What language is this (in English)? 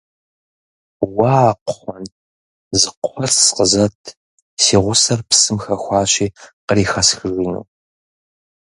Kabardian